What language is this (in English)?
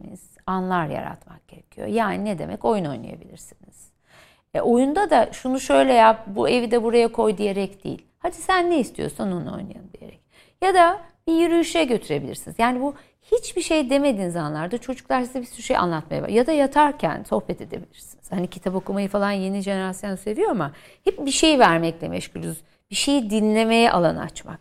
Turkish